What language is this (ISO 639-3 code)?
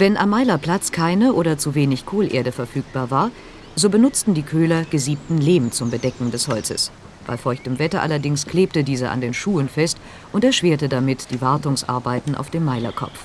deu